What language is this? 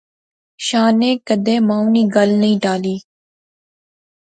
Pahari-Potwari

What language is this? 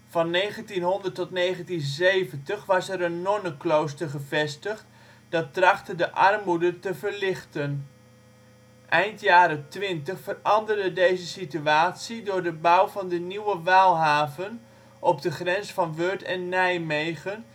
Dutch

